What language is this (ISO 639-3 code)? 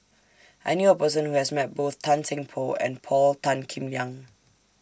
eng